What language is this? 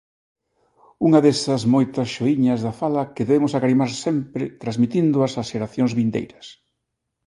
Galician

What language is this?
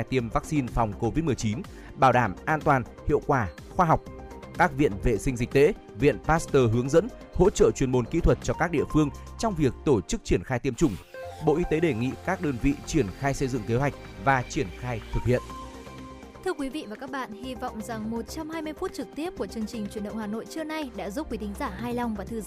Vietnamese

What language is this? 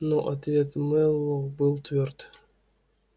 Russian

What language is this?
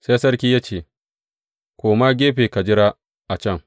Hausa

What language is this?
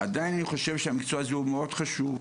Hebrew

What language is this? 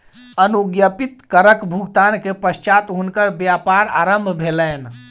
Maithili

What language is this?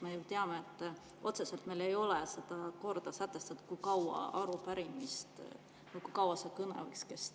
Estonian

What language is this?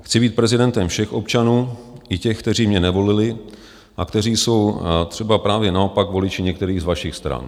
Czech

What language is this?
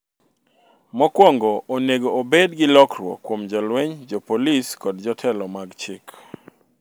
Luo (Kenya and Tanzania)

